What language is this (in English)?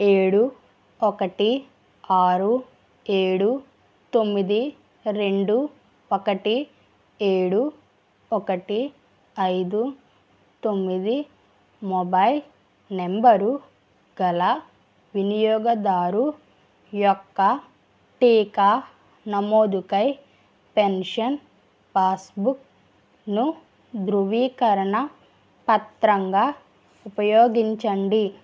Telugu